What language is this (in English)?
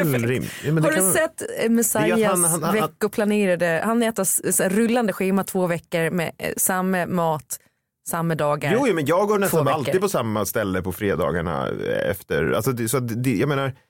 Swedish